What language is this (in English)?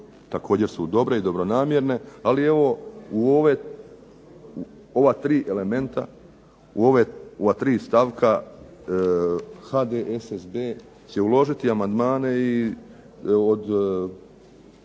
Croatian